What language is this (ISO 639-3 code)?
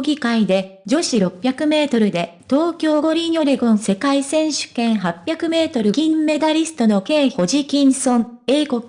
jpn